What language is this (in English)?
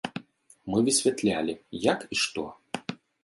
Belarusian